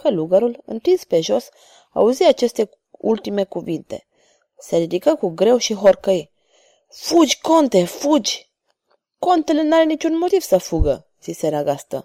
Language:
Romanian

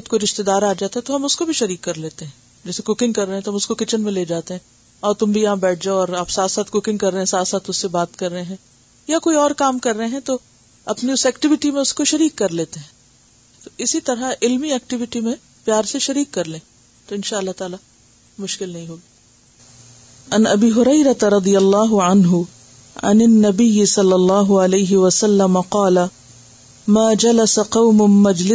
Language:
Urdu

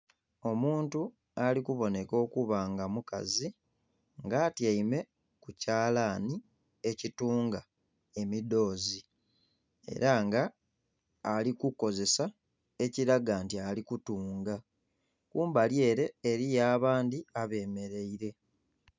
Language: Soga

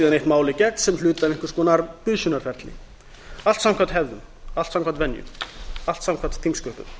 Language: Icelandic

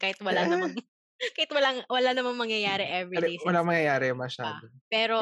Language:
Filipino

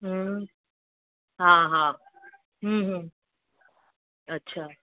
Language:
Sindhi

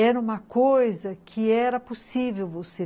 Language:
Portuguese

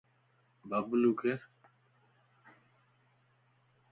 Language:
Lasi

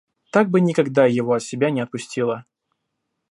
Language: Russian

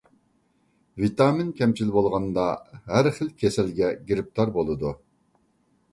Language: Uyghur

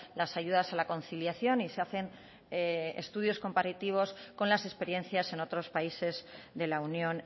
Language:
Spanish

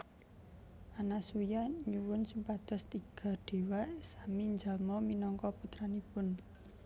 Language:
Javanese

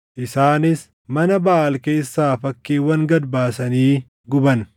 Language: Oromo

